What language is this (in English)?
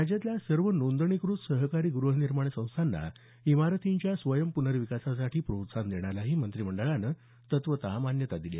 Marathi